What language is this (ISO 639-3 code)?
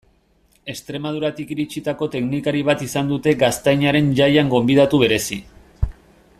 eus